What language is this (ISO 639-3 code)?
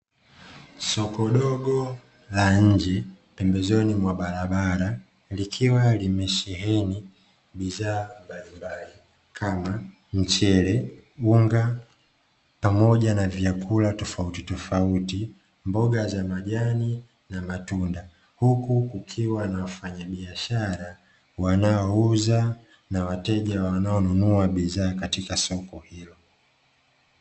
swa